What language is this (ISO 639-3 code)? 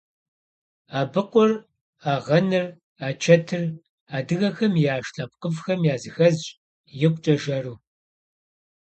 kbd